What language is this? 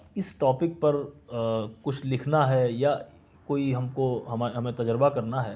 Urdu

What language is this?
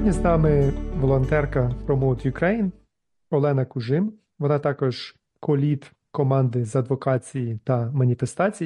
Ukrainian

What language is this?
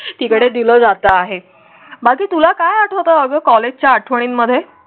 Marathi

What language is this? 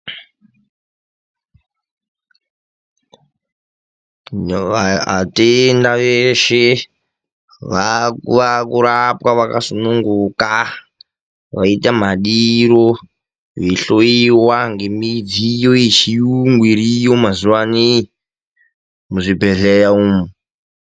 Ndau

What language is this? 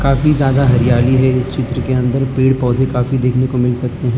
Hindi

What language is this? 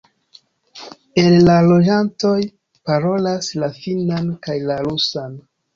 Esperanto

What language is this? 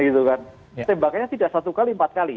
Indonesian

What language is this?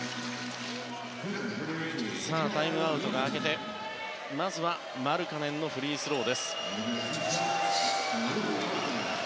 Japanese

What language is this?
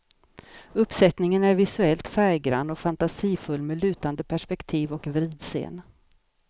Swedish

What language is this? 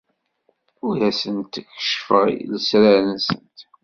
Kabyle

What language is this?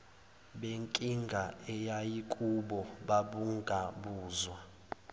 Zulu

